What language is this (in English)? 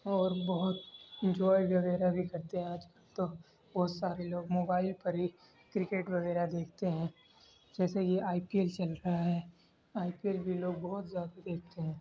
Urdu